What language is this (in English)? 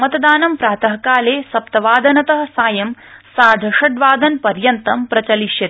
Sanskrit